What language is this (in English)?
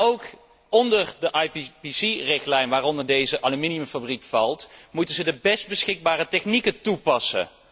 Dutch